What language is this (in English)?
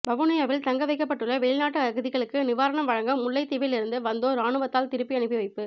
Tamil